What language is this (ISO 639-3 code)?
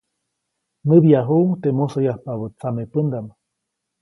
zoc